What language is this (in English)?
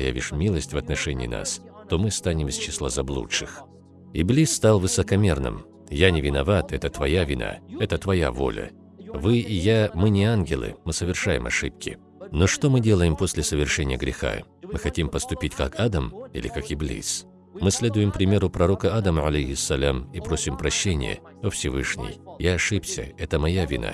Russian